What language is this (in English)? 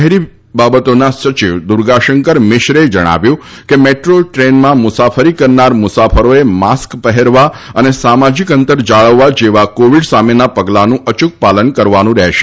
Gujarati